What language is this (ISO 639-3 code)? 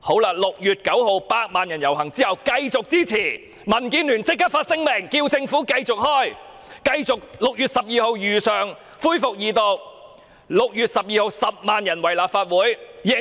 yue